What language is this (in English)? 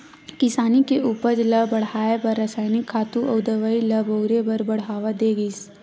Chhattisgarhi